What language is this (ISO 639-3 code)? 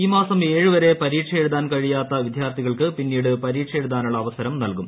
mal